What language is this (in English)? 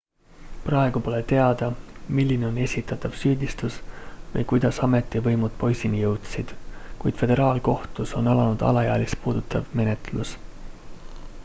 Estonian